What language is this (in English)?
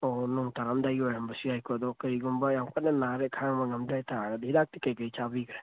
Manipuri